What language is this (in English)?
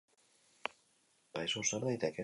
Basque